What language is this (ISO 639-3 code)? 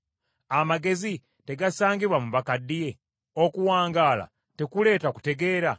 lug